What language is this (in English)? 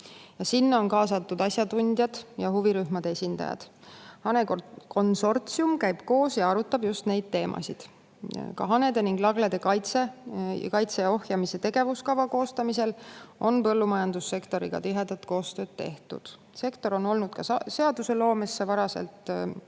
Estonian